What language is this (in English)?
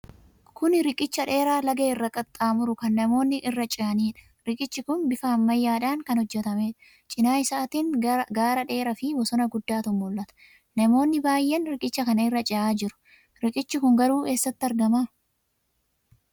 Oromo